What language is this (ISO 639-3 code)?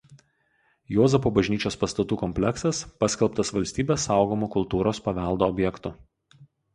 lit